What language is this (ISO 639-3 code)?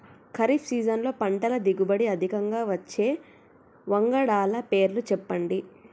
tel